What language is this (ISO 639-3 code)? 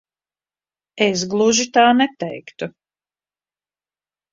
lav